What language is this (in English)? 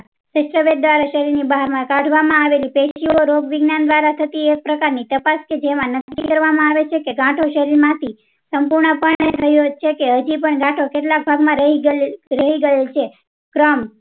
Gujarati